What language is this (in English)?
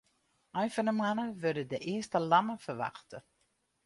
Western Frisian